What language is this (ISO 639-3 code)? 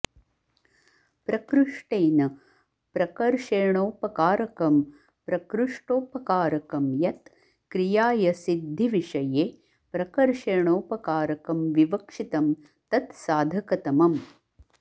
san